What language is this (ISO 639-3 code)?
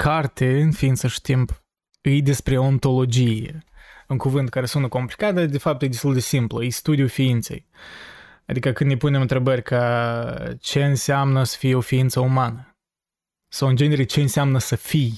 ron